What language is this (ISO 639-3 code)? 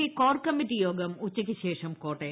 mal